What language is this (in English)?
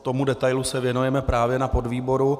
Czech